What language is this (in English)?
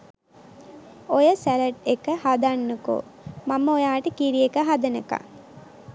Sinhala